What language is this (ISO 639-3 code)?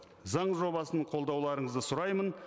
kaz